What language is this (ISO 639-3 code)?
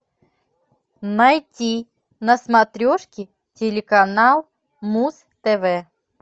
rus